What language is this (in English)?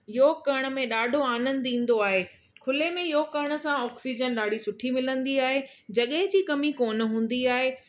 Sindhi